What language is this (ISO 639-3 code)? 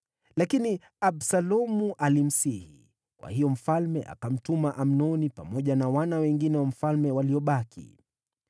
swa